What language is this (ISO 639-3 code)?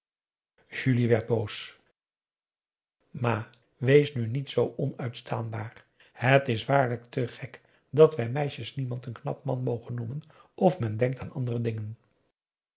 nld